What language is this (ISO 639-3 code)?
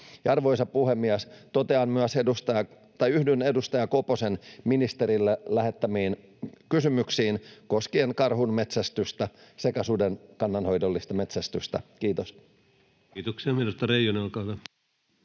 fin